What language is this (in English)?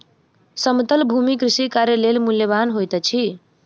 Maithili